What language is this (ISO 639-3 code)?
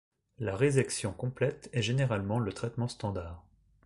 fra